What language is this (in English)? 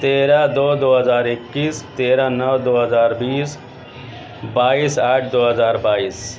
Urdu